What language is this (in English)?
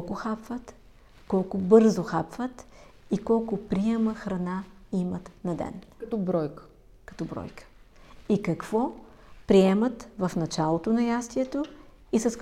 Bulgarian